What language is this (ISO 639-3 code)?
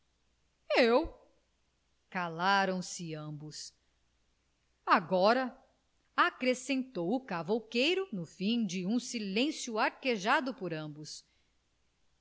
por